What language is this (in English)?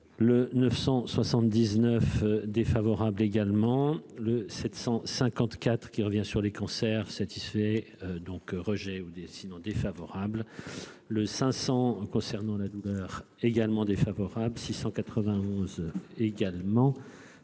French